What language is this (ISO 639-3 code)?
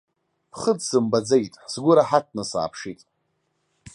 abk